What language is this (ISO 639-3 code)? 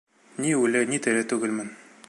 bak